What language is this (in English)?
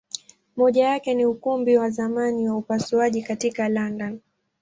Swahili